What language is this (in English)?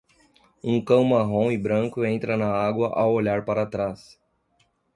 Portuguese